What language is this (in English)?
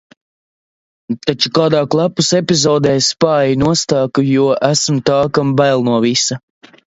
Latvian